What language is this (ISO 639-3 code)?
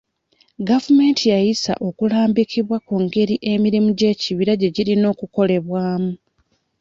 lug